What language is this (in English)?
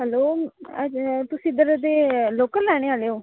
Dogri